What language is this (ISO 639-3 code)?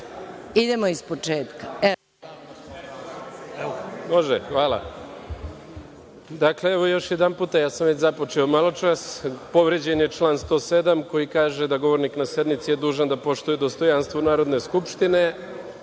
srp